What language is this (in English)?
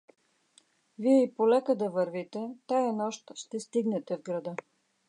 Bulgarian